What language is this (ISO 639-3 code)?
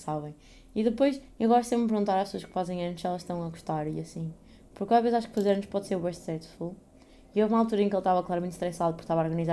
por